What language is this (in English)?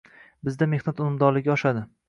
Uzbek